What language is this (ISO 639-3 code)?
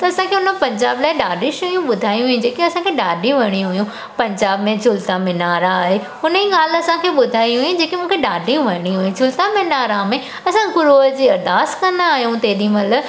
snd